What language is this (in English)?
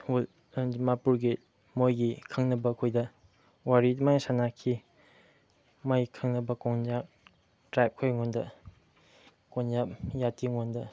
Manipuri